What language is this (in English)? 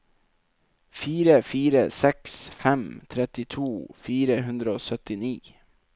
Norwegian